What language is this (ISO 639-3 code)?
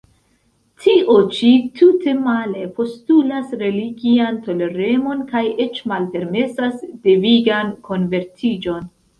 epo